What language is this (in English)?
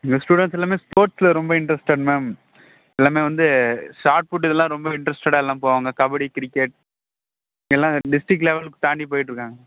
Tamil